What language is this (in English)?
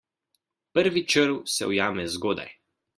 Slovenian